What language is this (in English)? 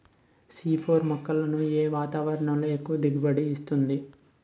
Telugu